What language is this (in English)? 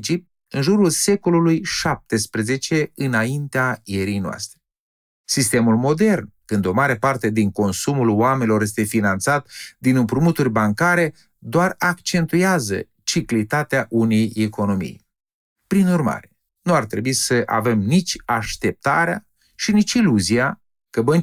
Romanian